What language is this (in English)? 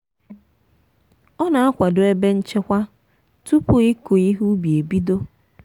Igbo